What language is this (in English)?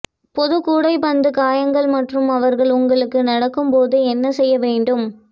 Tamil